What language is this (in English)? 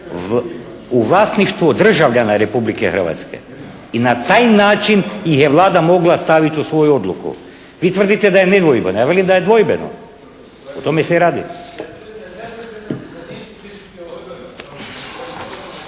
Croatian